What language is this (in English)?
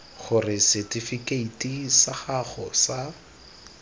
Tswana